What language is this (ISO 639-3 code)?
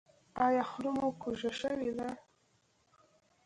pus